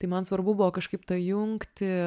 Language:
Lithuanian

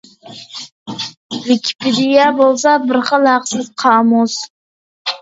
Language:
Uyghur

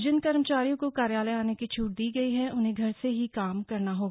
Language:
Hindi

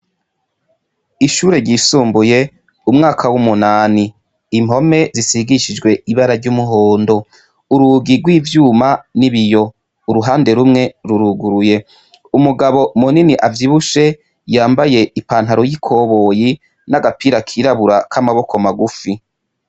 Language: Rundi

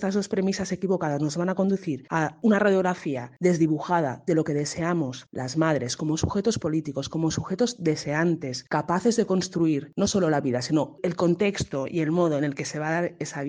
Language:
Spanish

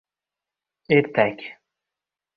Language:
Uzbek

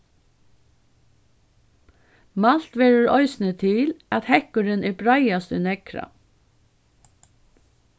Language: Faroese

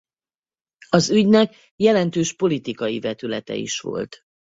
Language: Hungarian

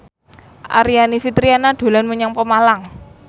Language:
Javanese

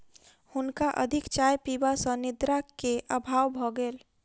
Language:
Maithili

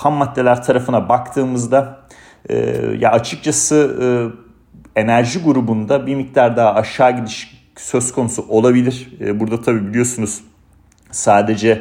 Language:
Turkish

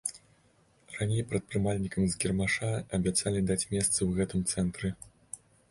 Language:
Belarusian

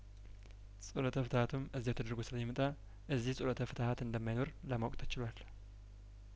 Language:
Amharic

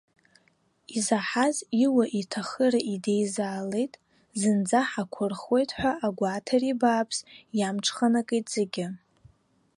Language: Abkhazian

